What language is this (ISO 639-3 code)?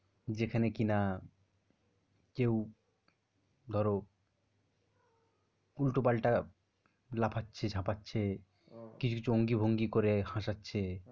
ben